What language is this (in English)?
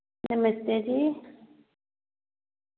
Dogri